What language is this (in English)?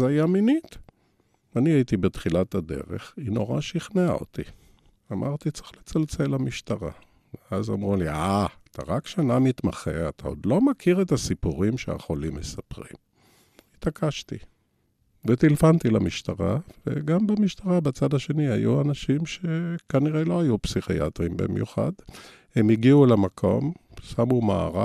Hebrew